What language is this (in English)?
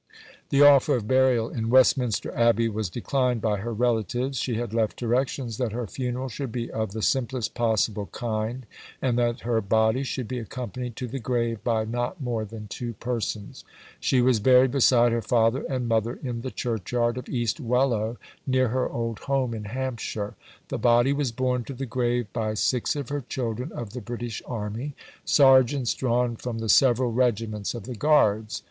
English